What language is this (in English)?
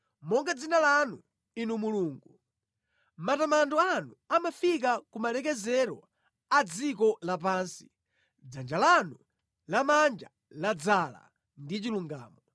Nyanja